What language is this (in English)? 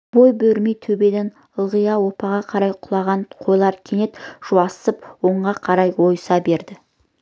Kazakh